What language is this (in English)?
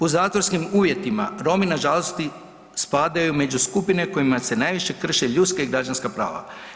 Croatian